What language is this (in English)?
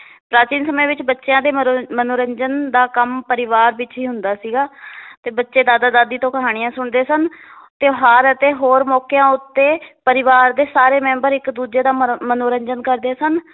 Punjabi